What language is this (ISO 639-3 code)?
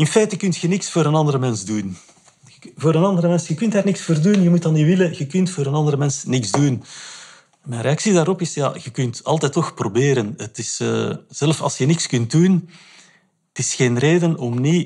nld